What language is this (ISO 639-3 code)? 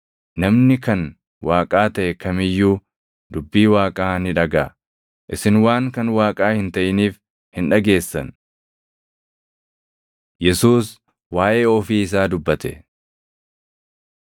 orm